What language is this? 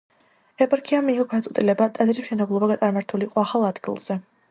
Georgian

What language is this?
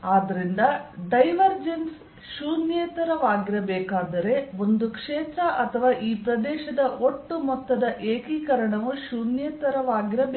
Kannada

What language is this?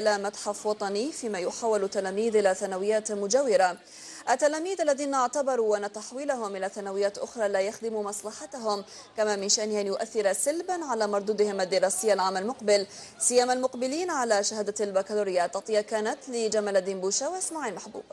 Arabic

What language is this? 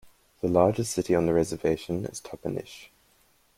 English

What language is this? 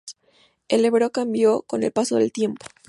Spanish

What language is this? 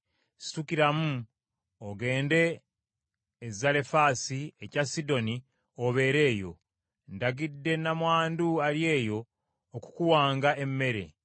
Ganda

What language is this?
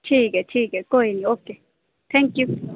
Dogri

